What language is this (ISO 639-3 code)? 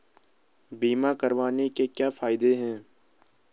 hin